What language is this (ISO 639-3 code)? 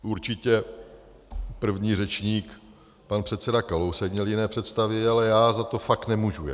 ces